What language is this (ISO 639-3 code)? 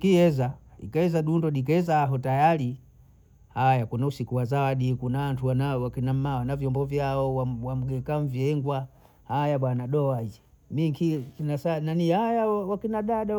bou